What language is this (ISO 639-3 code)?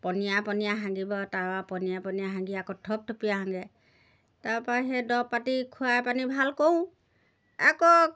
asm